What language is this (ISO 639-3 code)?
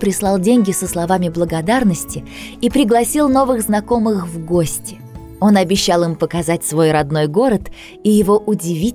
rus